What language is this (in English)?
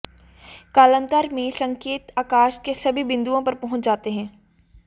Hindi